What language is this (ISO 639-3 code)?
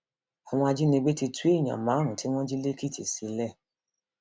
yor